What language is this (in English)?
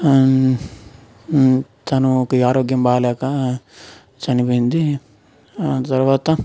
Telugu